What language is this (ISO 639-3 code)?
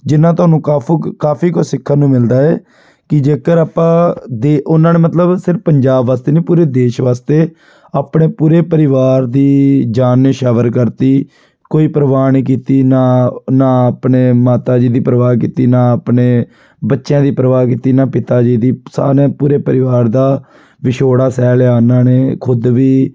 pan